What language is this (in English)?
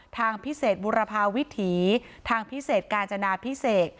Thai